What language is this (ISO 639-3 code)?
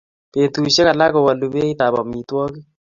kln